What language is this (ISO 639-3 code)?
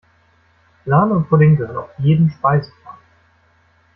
deu